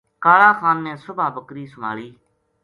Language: Gujari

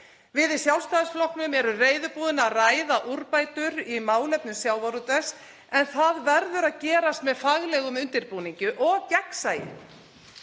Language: Icelandic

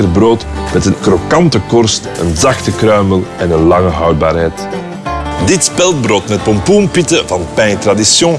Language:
Dutch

